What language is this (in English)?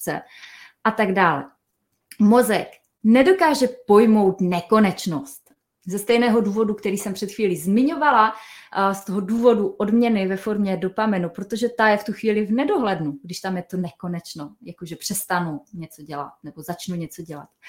Czech